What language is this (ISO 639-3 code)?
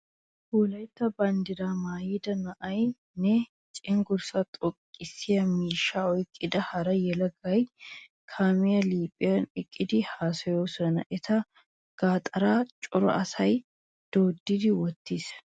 wal